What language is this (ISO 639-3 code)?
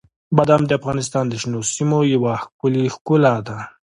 pus